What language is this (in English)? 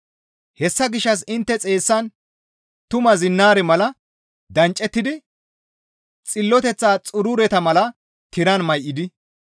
Gamo